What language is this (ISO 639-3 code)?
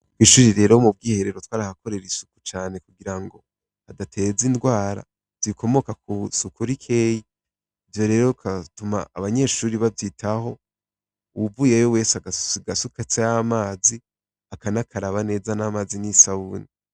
run